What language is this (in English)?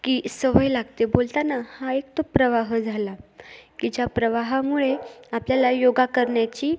Marathi